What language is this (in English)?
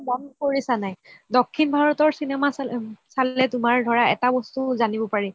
Assamese